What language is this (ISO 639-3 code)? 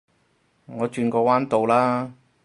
yue